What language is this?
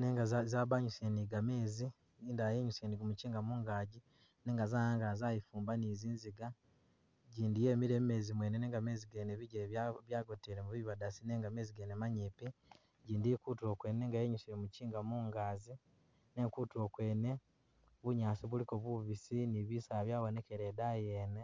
Masaaba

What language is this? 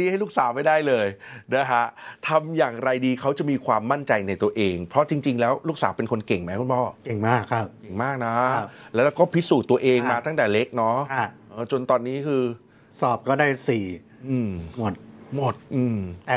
Thai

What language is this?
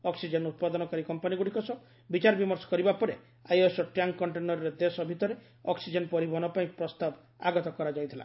Odia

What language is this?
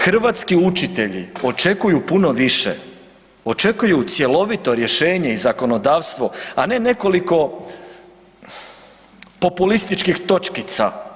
Croatian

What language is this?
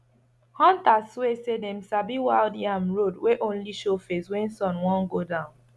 Nigerian Pidgin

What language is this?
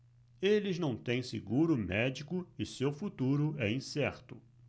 Portuguese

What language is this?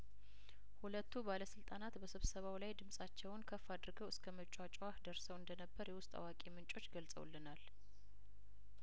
Amharic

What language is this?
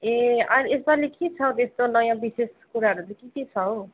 Nepali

